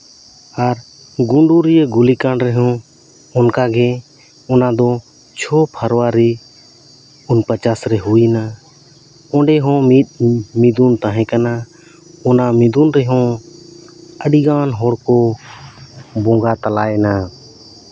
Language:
Santali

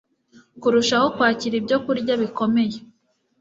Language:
Kinyarwanda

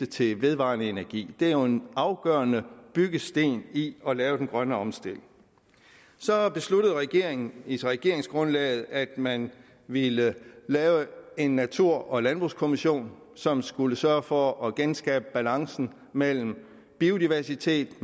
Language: Danish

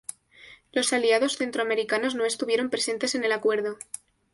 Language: Spanish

